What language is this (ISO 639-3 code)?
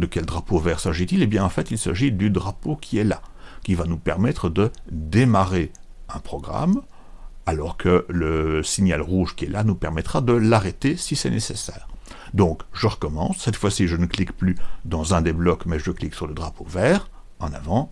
fra